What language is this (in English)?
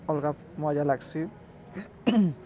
Odia